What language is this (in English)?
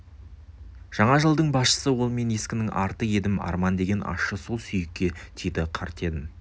Kazakh